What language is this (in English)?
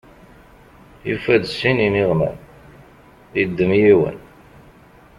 Kabyle